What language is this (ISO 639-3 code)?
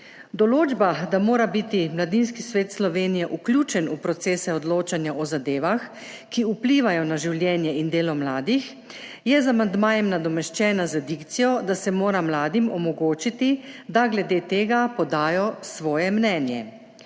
slv